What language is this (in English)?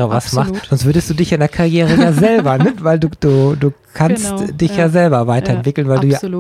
German